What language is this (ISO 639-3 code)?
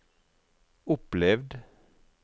nor